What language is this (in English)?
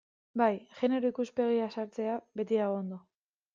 Basque